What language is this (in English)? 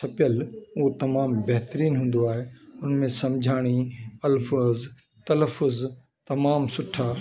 Sindhi